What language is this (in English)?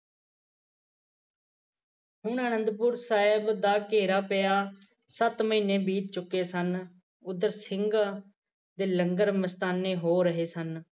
Punjabi